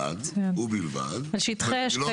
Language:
Hebrew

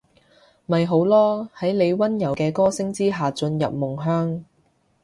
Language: Cantonese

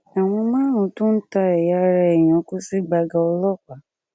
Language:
Yoruba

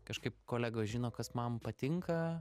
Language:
Lithuanian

